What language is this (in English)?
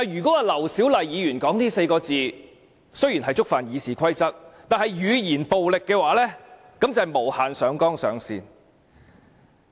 Cantonese